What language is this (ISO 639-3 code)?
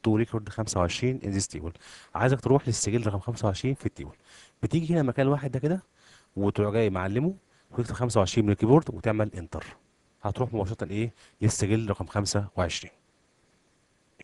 ara